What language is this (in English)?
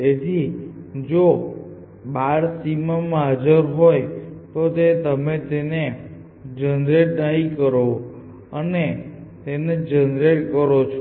Gujarati